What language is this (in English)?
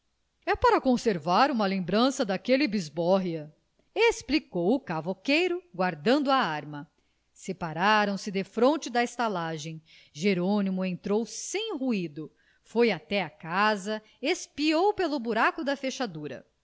Portuguese